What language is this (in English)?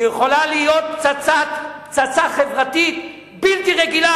Hebrew